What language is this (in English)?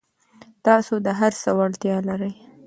Pashto